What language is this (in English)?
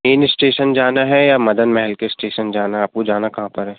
Hindi